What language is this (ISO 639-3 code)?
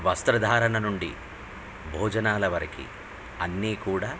tel